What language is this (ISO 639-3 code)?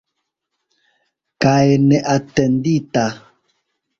epo